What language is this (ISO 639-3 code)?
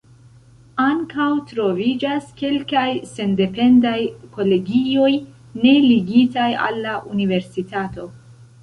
epo